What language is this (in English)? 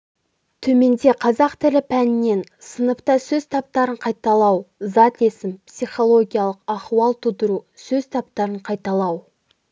Kazakh